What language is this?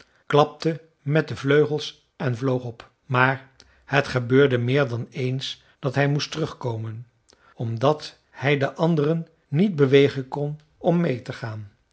Dutch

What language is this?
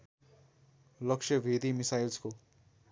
Nepali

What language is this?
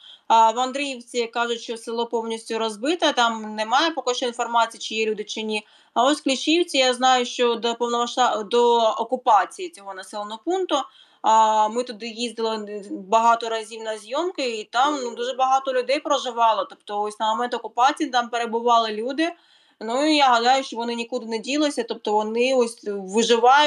Ukrainian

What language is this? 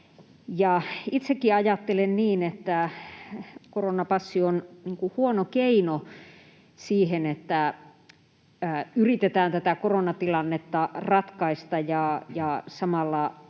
Finnish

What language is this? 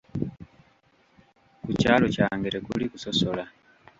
Ganda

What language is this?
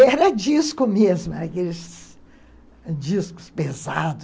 Portuguese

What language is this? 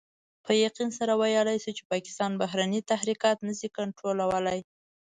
Pashto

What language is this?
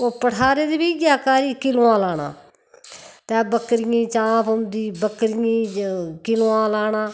Dogri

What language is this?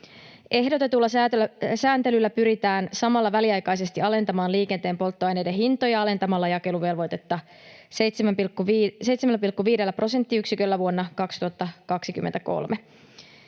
Finnish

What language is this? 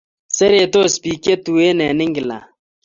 Kalenjin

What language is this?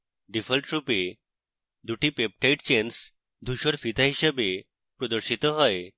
Bangla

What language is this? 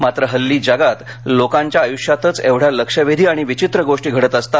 Marathi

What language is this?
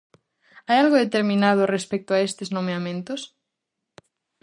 Galician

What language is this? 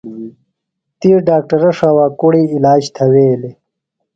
Phalura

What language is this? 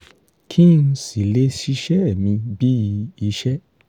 Yoruba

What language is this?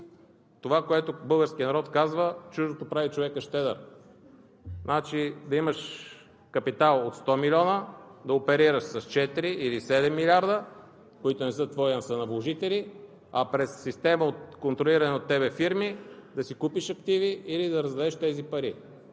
Bulgarian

